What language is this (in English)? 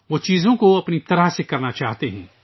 Urdu